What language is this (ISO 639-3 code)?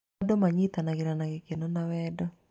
kik